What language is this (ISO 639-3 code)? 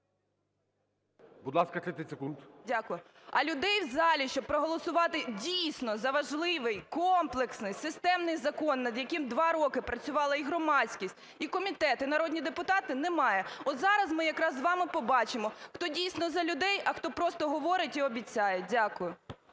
ukr